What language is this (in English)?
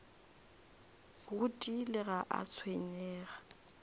Northern Sotho